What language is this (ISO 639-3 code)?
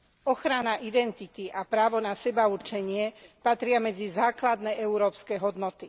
slk